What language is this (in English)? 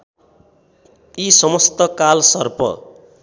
Nepali